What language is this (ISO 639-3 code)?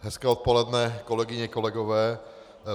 ces